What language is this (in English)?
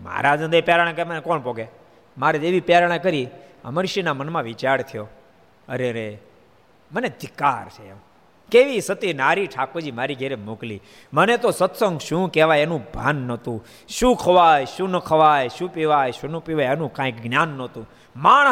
Gujarati